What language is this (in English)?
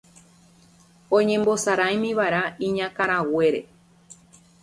Guarani